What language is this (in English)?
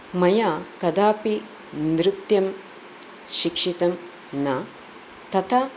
Sanskrit